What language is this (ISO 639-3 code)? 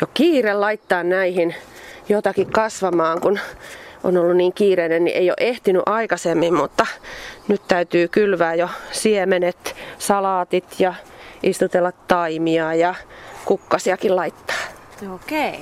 fin